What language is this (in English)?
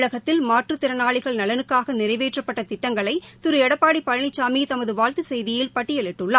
Tamil